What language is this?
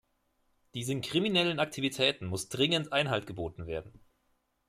German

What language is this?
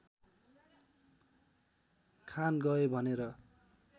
Nepali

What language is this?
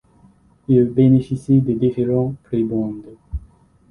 French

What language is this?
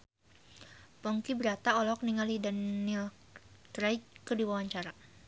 Sundanese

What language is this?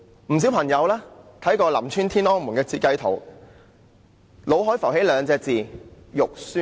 Cantonese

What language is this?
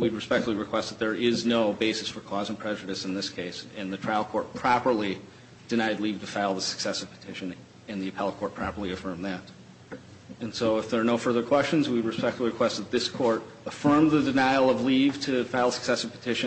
English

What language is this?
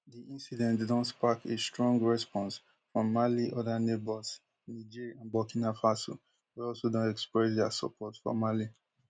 Nigerian Pidgin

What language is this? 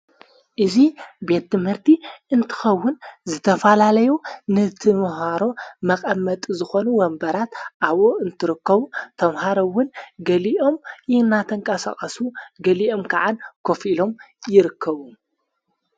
Tigrinya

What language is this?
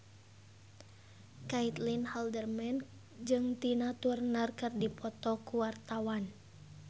Sundanese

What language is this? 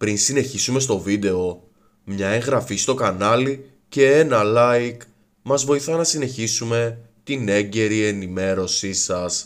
Greek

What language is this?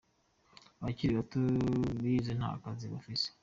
Kinyarwanda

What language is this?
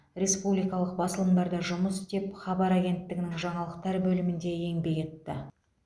Kazakh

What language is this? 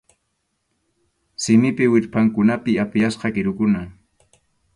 Arequipa-La Unión Quechua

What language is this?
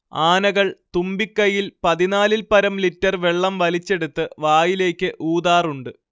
Malayalam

